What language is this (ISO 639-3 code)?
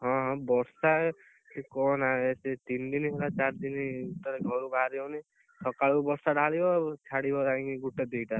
ori